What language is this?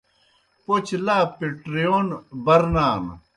Kohistani Shina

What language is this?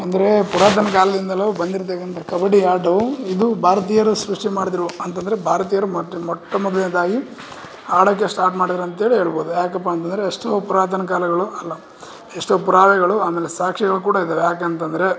Kannada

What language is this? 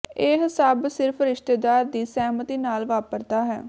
Punjabi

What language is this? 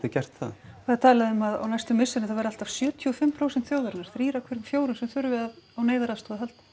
Icelandic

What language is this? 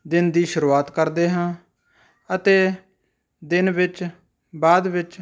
Punjabi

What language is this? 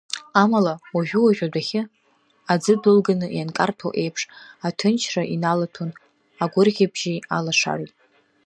Abkhazian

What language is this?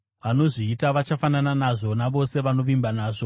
Shona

